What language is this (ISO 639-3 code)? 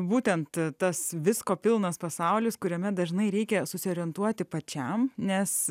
lit